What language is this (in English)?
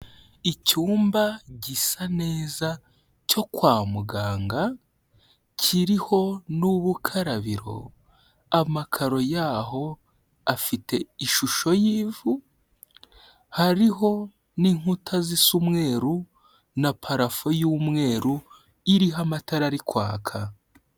Kinyarwanda